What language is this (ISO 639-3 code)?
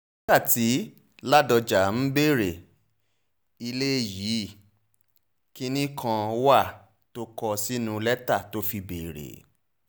yor